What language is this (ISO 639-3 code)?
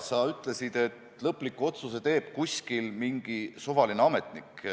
est